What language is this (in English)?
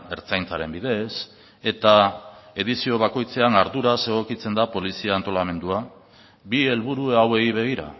Basque